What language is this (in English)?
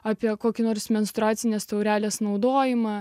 Lithuanian